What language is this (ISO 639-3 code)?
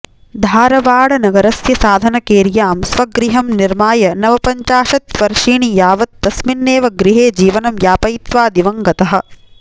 san